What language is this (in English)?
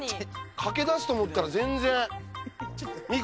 Japanese